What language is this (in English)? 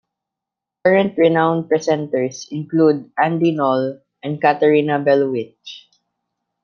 English